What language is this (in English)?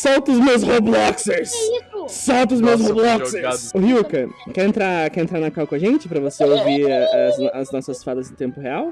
Portuguese